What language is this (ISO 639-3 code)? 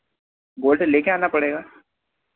hin